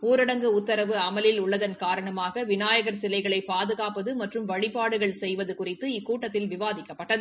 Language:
Tamil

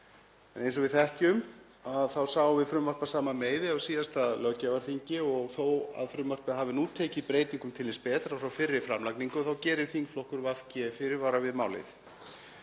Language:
Icelandic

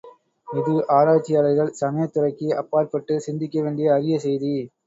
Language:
Tamil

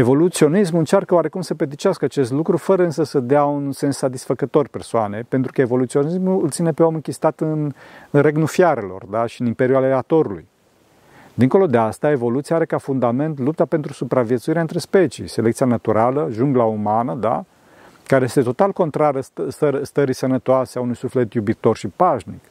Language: Romanian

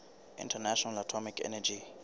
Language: Southern Sotho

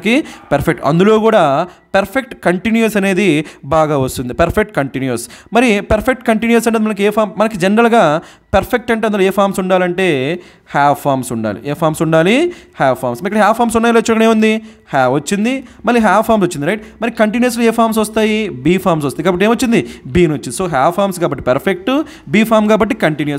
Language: Telugu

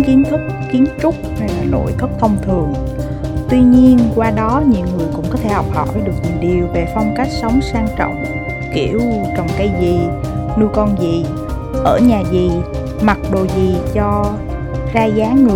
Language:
Vietnamese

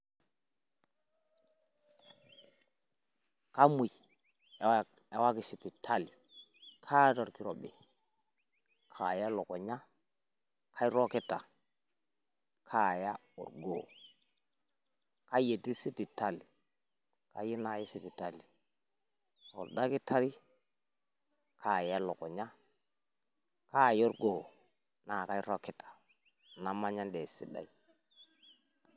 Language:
Masai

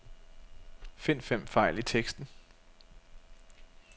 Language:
Danish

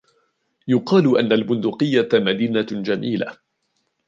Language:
Arabic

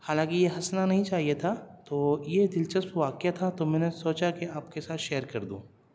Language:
Urdu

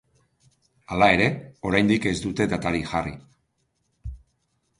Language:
Basque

